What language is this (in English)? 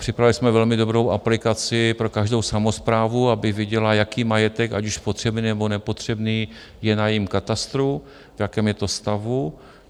Czech